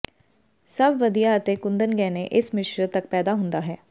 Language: Punjabi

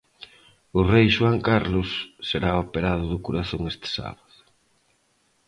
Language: Galician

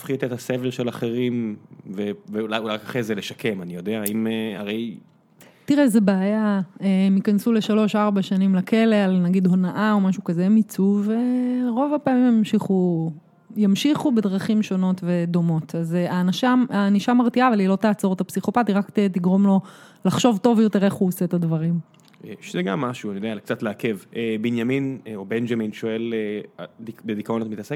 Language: Hebrew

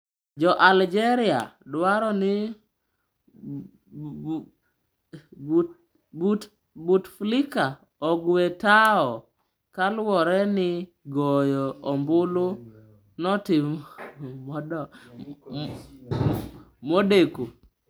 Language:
Luo (Kenya and Tanzania)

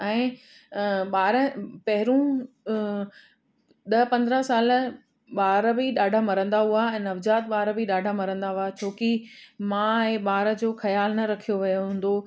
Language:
Sindhi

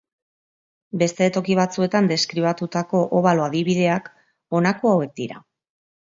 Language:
Basque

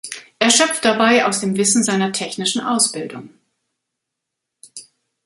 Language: German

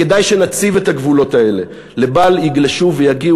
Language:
Hebrew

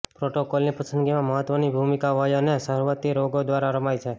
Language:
Gujarati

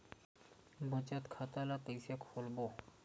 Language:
Chhattisgarhi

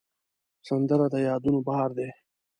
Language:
Pashto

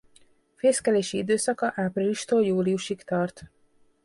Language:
Hungarian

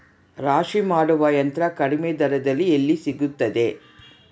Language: Kannada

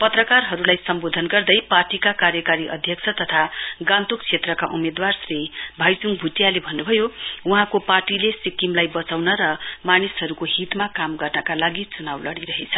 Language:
Nepali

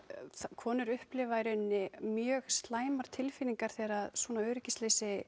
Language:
Icelandic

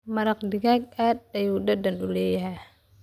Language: Somali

